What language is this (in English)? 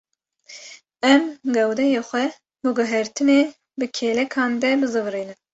Kurdish